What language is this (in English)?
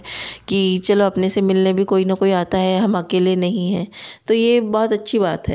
Hindi